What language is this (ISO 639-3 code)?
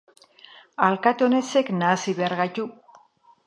eus